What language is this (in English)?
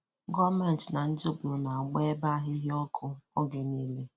Igbo